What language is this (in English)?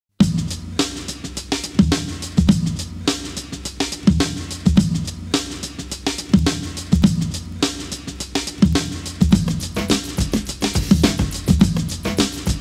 Vietnamese